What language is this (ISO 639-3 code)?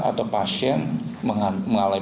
ind